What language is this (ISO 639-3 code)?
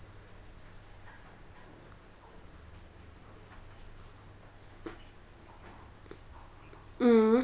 eng